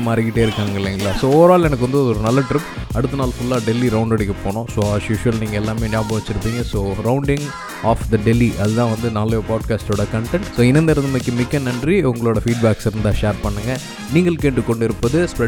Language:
Tamil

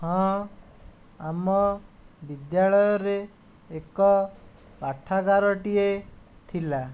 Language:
Odia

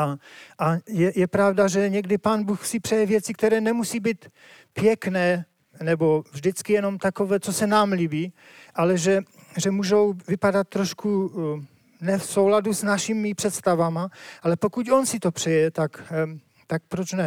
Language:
Czech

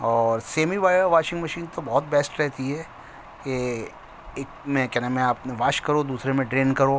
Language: Urdu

